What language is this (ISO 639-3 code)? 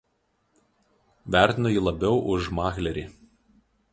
lit